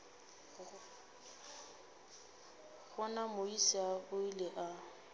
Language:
Northern Sotho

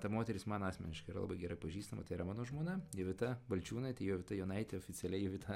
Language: Lithuanian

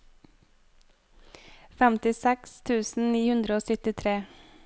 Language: Norwegian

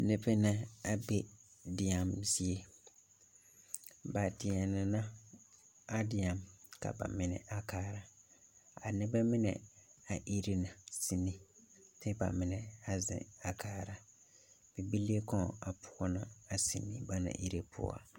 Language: Southern Dagaare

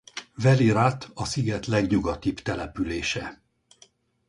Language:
Hungarian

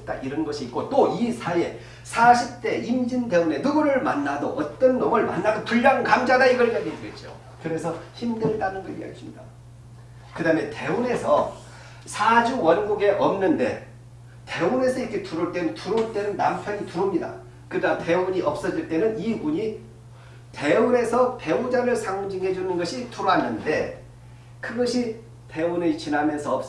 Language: Korean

